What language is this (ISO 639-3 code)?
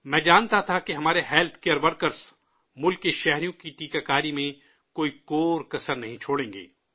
urd